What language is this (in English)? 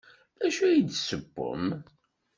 Kabyle